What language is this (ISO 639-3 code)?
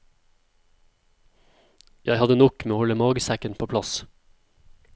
nor